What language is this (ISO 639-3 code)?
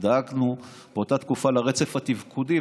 heb